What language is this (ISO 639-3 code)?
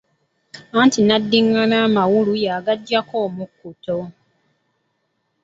lug